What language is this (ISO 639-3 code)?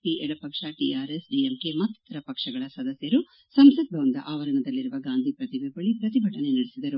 kan